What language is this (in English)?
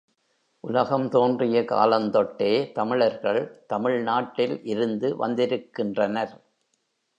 Tamil